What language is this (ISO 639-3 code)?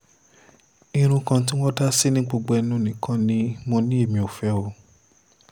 yor